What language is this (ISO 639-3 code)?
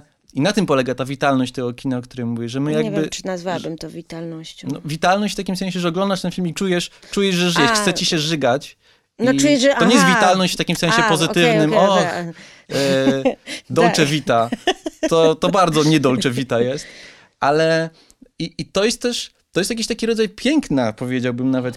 pol